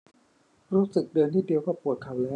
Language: Thai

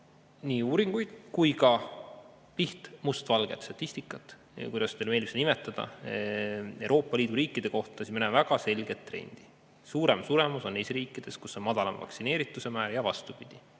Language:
Estonian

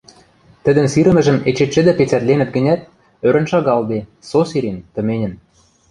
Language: Western Mari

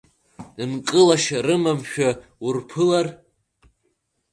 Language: Abkhazian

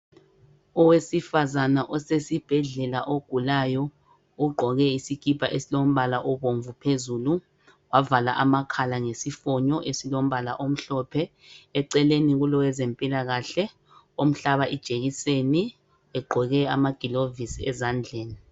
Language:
North Ndebele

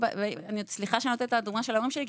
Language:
Hebrew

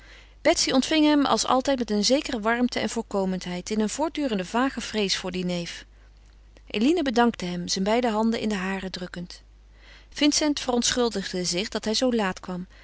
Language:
Dutch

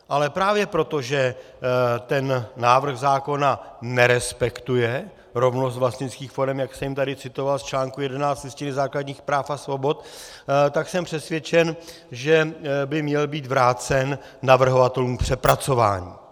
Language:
Czech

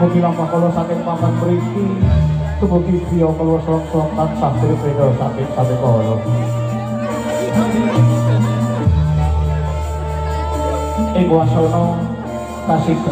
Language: Indonesian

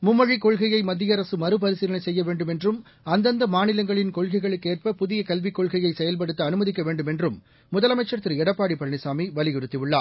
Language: Tamil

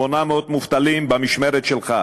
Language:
Hebrew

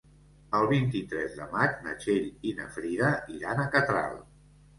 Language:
Catalan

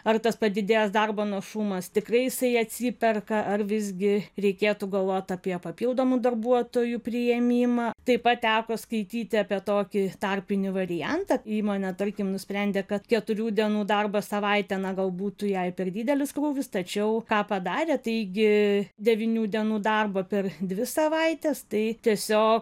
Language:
Lithuanian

